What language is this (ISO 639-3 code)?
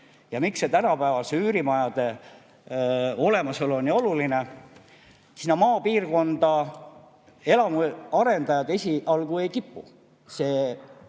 est